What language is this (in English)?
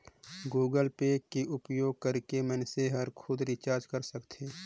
Chhattisgarhi